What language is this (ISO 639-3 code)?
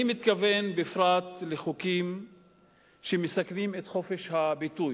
heb